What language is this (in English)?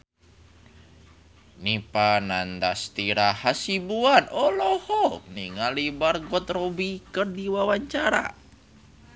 Sundanese